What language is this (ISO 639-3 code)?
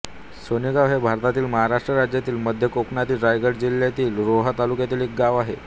mar